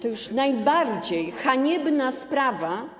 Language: Polish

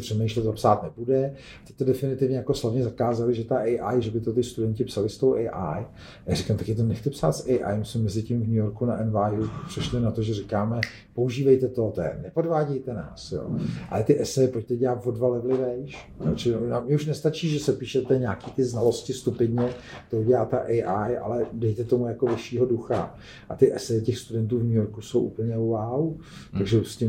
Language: Czech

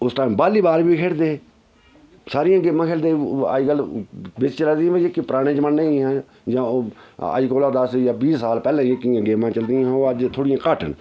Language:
Dogri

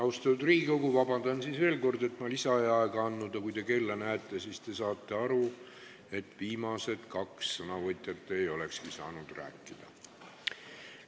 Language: Estonian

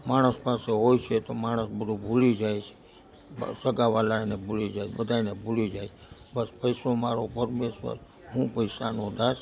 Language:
Gujarati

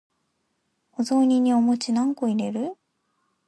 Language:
Japanese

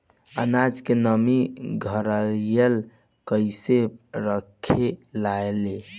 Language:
Bhojpuri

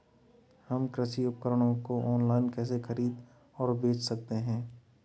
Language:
Hindi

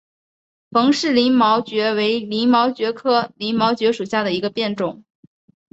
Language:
Chinese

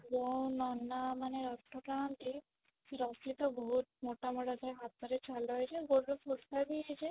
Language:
Odia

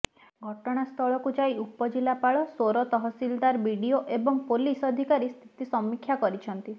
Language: Odia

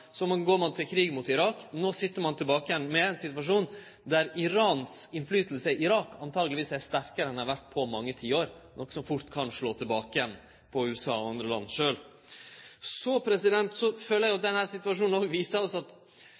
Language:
Norwegian Nynorsk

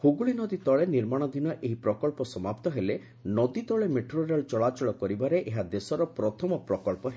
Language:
Odia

